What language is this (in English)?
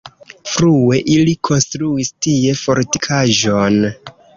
Esperanto